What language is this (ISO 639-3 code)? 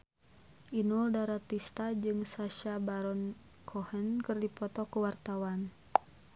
sun